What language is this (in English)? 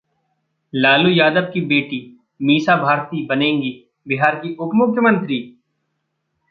Hindi